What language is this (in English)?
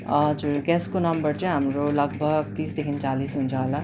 Nepali